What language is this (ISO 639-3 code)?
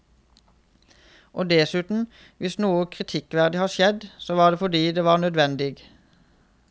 nor